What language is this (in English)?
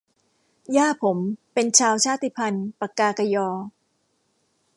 Thai